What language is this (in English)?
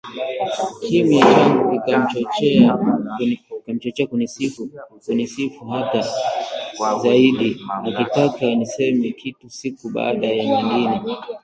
Swahili